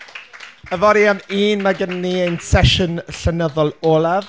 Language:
Welsh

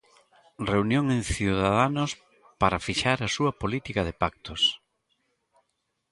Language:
Galician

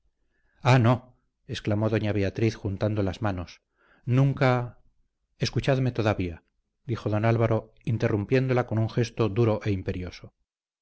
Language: Spanish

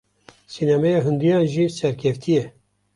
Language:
Kurdish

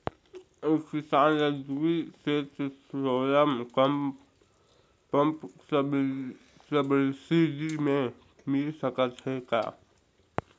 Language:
Chhattisgarhi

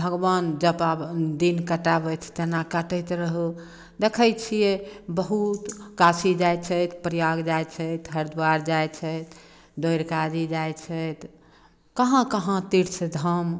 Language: Maithili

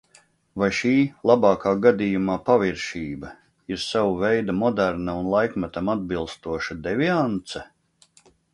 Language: Latvian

